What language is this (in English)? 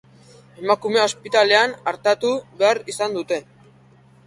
Basque